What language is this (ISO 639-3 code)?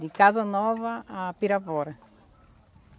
por